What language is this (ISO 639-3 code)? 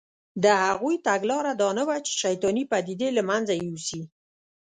pus